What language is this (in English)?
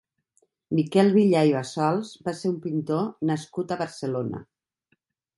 Catalan